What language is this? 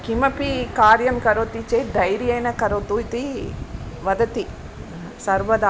Sanskrit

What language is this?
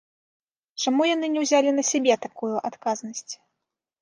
Belarusian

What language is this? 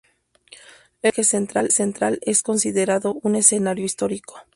Spanish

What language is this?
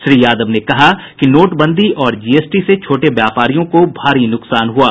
Hindi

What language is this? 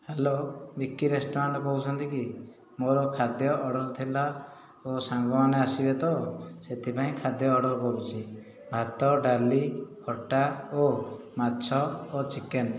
Odia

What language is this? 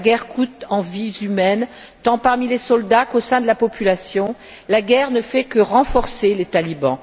French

